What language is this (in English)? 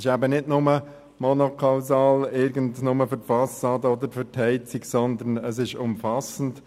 Swiss German